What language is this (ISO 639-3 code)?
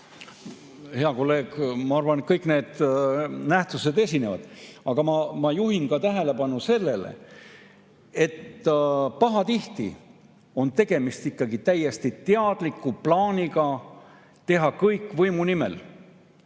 est